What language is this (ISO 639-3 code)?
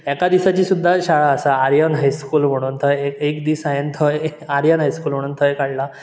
kok